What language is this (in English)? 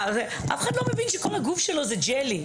Hebrew